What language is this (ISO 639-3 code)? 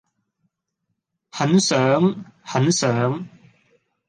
yue